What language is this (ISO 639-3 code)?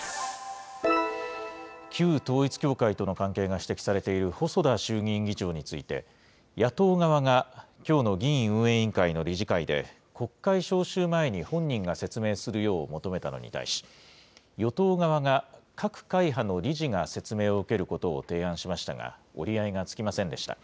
jpn